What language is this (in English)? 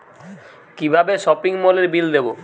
Bangla